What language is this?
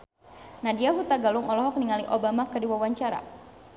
Sundanese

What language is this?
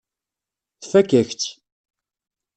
Kabyle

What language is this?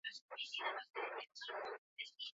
Basque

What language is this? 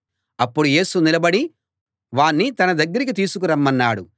Telugu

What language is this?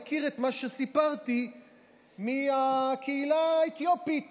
Hebrew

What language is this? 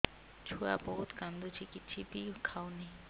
Odia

